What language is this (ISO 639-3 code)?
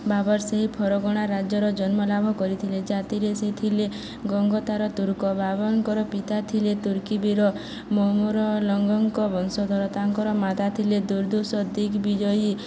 ori